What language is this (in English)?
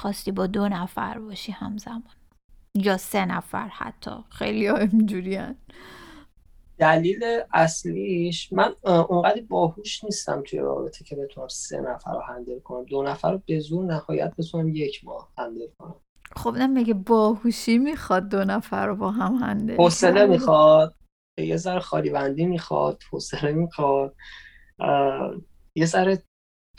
Persian